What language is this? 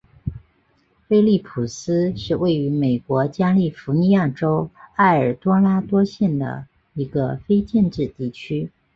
Chinese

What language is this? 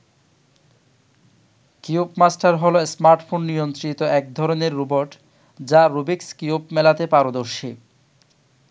Bangla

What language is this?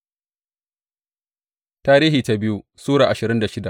Hausa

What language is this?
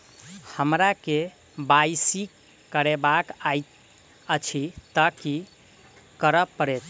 Maithili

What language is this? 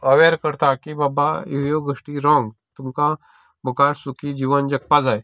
Konkani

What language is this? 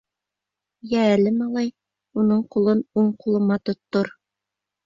Bashkir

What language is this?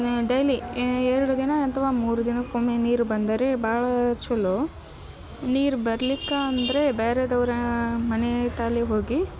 Kannada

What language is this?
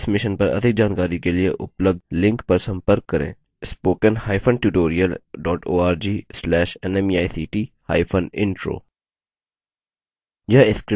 Hindi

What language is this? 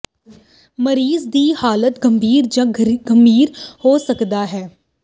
Punjabi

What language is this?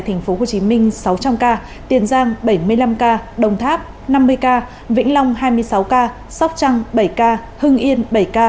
Vietnamese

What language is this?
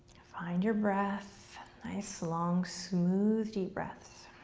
English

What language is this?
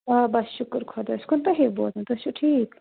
Kashmiri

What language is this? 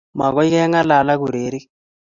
Kalenjin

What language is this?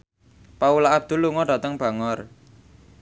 Javanese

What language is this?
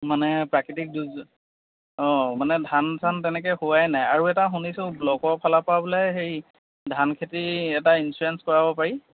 Assamese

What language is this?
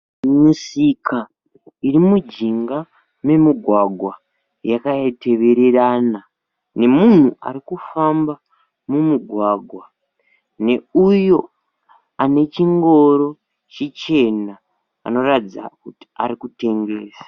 Shona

